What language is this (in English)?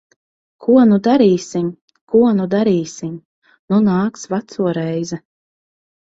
Latvian